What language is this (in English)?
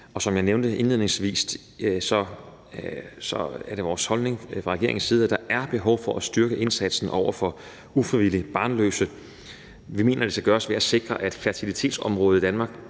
Danish